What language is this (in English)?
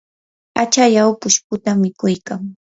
Yanahuanca Pasco Quechua